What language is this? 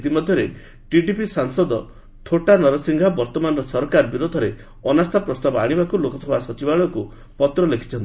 Odia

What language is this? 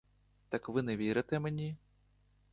Ukrainian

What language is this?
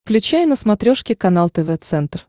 Russian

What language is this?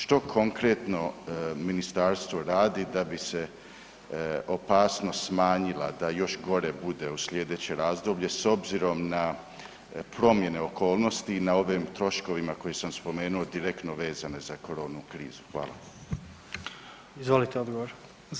Croatian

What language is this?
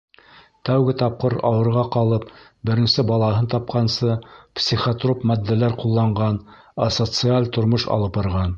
Bashkir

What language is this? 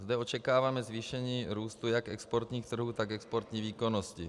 Czech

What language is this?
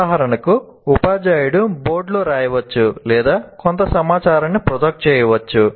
Telugu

